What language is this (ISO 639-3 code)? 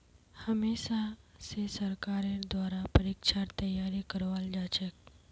mag